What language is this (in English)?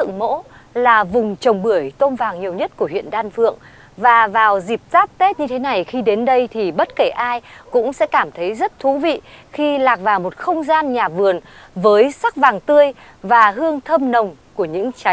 Vietnamese